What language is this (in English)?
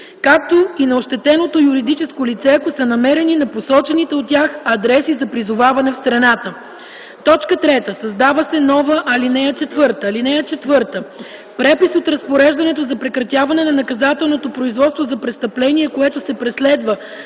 Bulgarian